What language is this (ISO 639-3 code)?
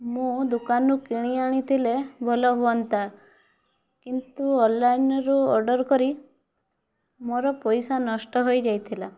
ori